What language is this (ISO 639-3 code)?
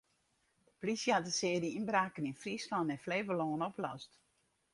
fry